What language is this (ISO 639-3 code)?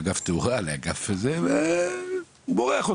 heb